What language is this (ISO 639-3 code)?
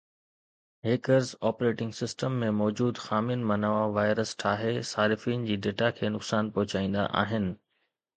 snd